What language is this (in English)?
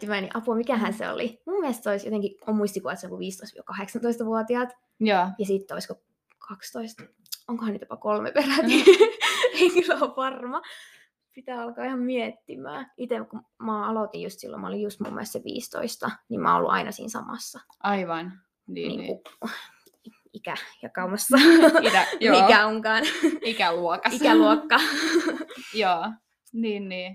Finnish